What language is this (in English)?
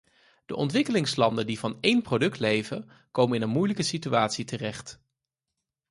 Dutch